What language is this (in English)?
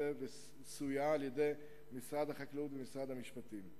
Hebrew